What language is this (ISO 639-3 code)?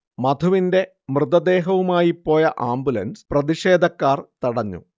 mal